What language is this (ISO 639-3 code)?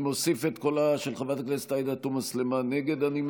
heb